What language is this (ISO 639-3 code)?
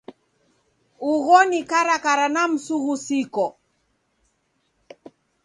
dav